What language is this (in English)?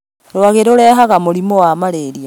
Kikuyu